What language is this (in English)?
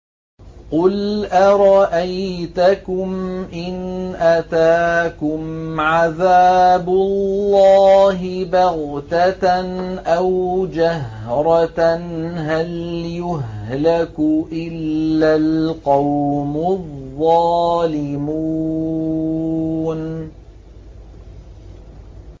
Arabic